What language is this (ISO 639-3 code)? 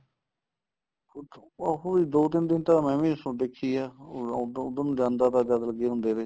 pan